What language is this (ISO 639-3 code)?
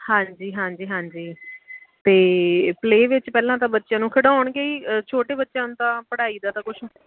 pan